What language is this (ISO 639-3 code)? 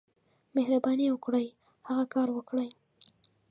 pus